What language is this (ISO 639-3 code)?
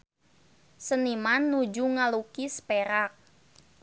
sun